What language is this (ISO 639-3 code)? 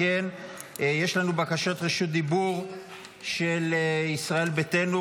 heb